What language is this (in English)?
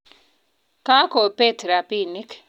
Kalenjin